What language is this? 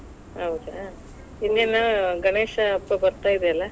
Kannada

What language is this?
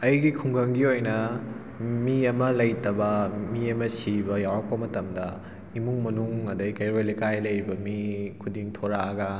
Manipuri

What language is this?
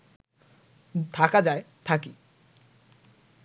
Bangla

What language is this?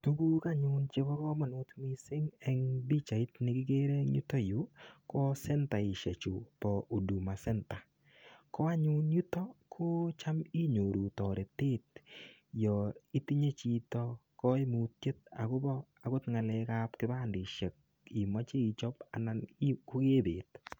Kalenjin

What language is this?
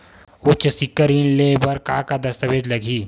Chhattisgarhi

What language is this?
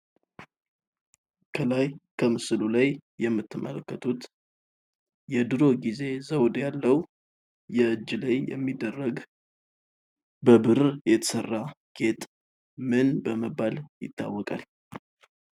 Amharic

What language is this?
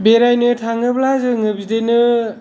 Bodo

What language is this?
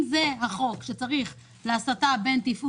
Hebrew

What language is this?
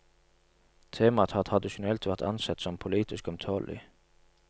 Norwegian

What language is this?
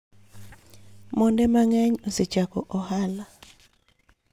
Luo (Kenya and Tanzania)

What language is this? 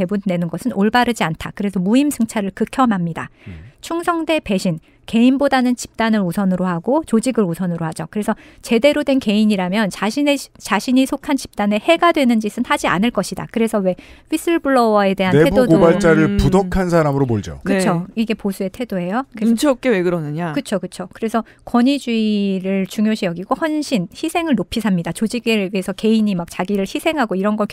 Korean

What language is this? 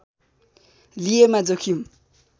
Nepali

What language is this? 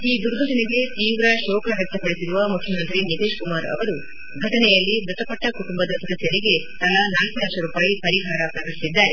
Kannada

